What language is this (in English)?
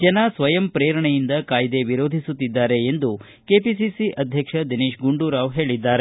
Kannada